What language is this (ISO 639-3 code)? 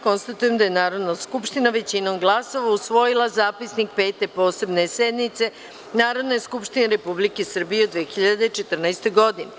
srp